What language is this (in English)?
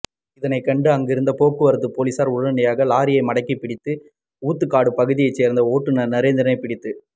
Tamil